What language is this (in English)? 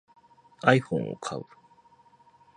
Japanese